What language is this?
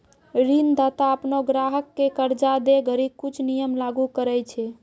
Maithili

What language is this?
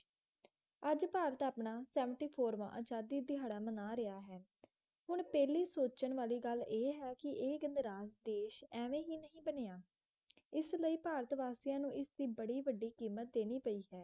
Punjabi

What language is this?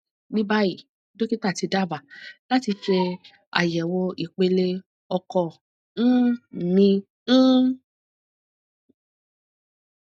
Yoruba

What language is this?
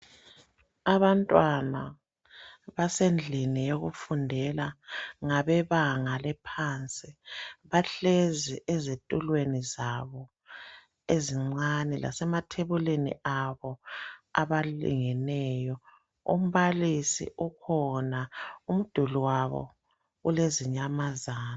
North Ndebele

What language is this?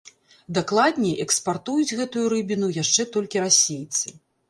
Belarusian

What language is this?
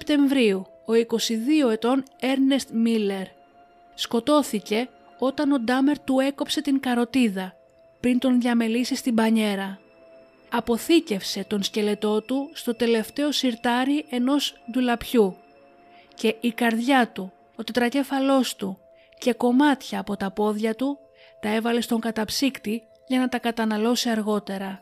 Greek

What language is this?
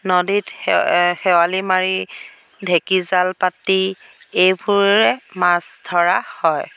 Assamese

